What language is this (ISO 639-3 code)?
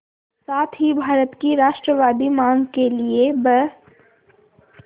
hin